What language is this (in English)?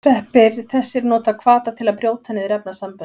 Icelandic